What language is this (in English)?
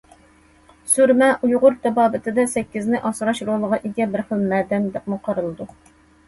Uyghur